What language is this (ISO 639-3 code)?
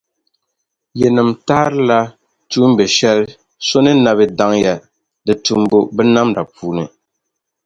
dag